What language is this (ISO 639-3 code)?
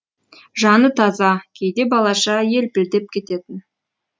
kaz